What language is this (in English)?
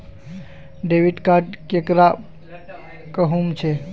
Magahi